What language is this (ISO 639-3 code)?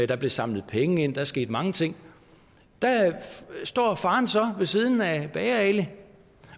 dan